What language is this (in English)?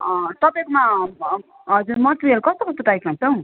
Nepali